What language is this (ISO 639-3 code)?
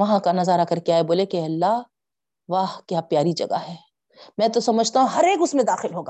urd